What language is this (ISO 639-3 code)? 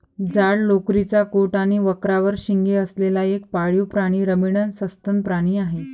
mar